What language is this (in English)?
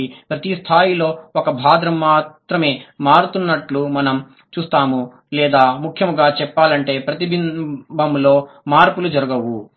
Telugu